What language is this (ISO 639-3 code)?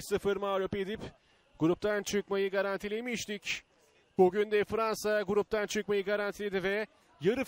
tur